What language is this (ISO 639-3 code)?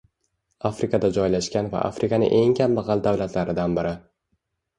uzb